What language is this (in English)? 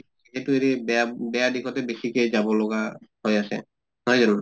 Assamese